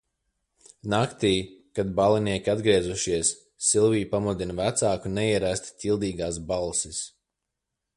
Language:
Latvian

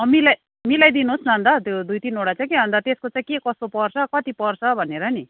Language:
Nepali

